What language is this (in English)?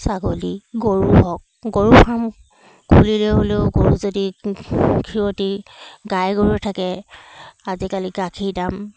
Assamese